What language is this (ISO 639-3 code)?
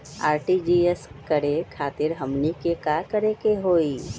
mag